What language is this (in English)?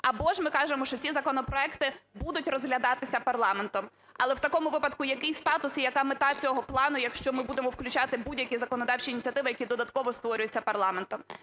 Ukrainian